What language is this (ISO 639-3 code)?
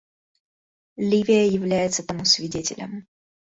rus